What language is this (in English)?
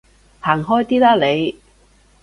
Cantonese